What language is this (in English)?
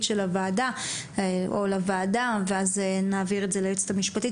Hebrew